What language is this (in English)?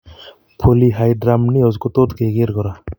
Kalenjin